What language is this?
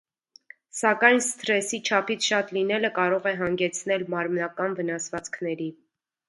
Armenian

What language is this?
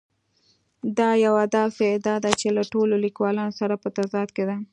Pashto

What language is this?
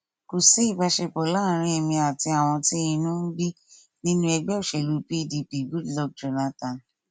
Yoruba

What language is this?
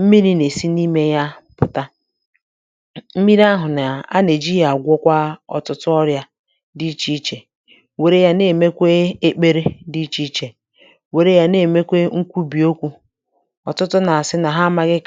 Igbo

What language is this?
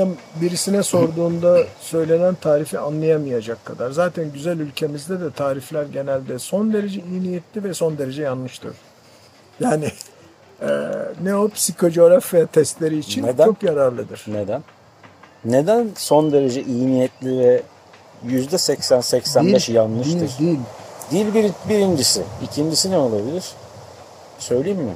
Turkish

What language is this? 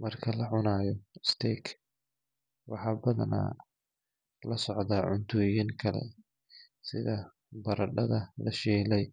Somali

